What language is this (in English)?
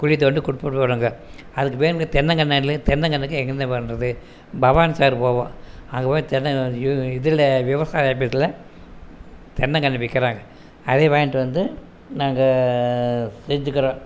Tamil